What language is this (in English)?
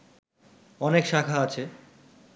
Bangla